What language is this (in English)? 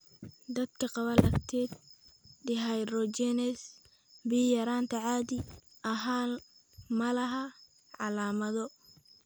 Somali